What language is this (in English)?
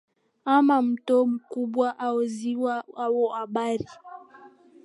Swahili